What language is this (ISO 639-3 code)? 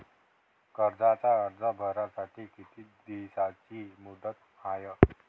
mar